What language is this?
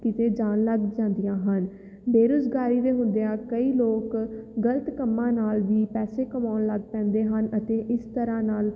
Punjabi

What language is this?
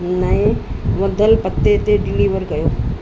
Sindhi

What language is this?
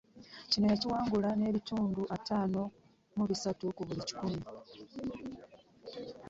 Ganda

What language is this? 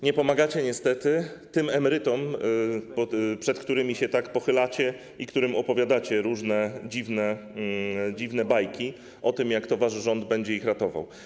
Polish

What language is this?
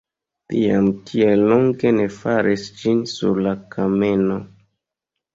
Esperanto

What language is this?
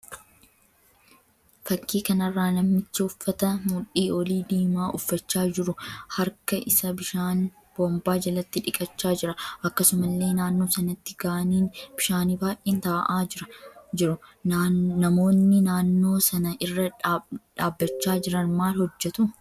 Oromo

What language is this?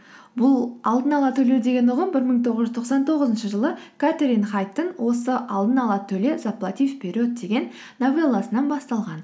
Kazakh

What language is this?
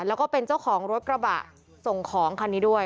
Thai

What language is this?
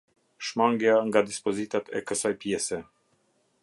Albanian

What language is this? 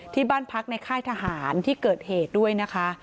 Thai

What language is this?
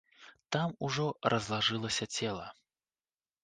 Belarusian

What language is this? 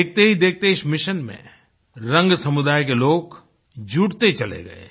Hindi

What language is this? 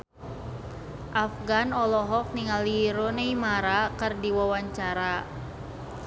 Sundanese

